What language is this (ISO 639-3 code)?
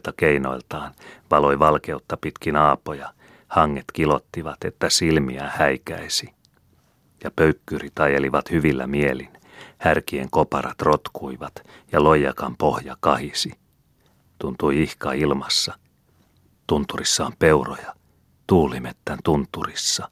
fin